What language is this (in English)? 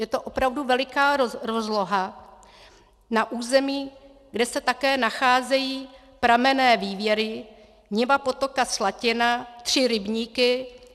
Czech